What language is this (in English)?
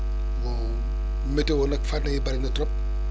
Wolof